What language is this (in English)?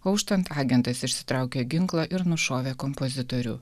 Lithuanian